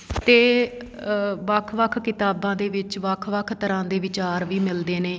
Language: Punjabi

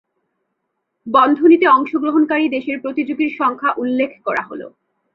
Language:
Bangla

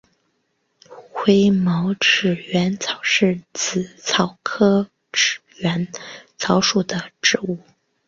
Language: Chinese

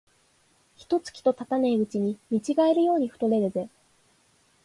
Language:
Japanese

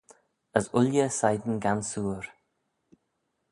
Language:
Manx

